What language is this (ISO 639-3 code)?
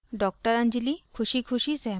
hin